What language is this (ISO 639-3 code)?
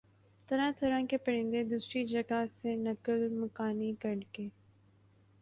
urd